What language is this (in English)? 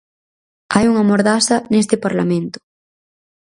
Galician